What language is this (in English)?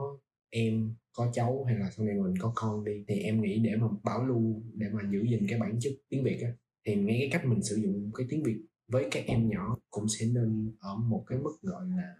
Vietnamese